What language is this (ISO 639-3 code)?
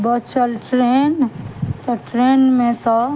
mai